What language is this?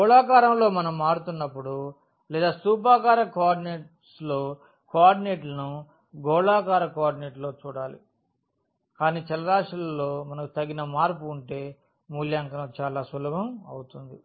Telugu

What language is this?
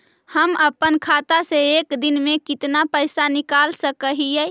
Magahi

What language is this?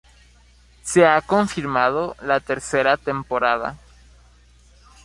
Spanish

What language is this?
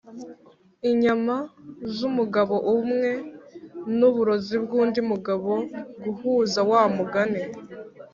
Kinyarwanda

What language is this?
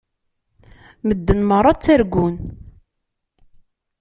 Kabyle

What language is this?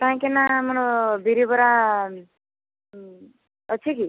Odia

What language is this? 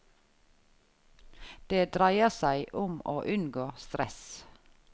Norwegian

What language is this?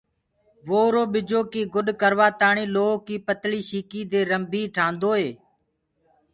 Gurgula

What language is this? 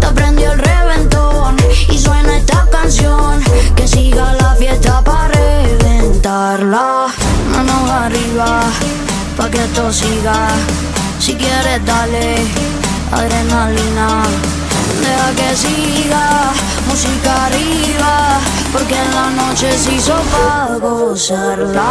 Arabic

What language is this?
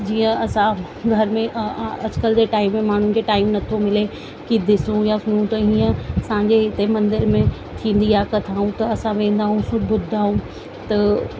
Sindhi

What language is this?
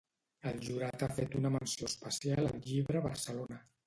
Catalan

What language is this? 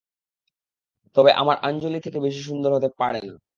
Bangla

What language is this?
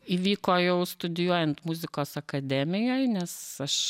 Lithuanian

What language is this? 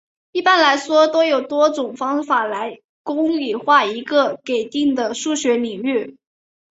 Chinese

